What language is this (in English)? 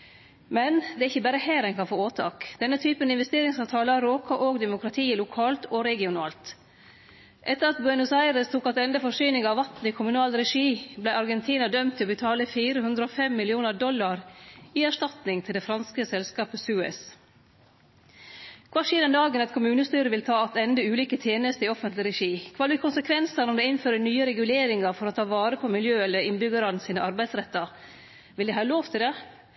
Norwegian Nynorsk